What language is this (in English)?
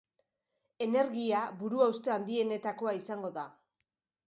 Basque